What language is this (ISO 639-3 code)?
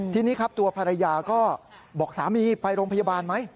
tha